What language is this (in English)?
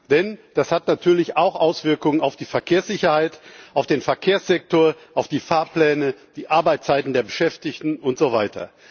German